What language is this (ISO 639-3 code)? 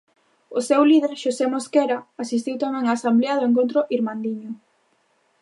glg